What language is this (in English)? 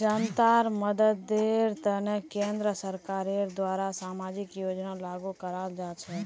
Magahi